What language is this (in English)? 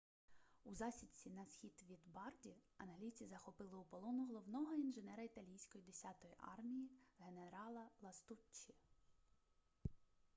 Ukrainian